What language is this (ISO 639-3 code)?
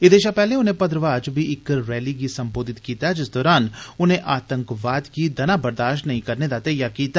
doi